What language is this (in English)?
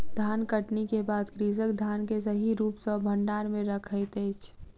Maithili